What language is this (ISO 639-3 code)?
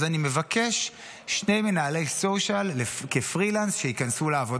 heb